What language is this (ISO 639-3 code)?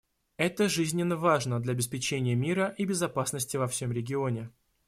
rus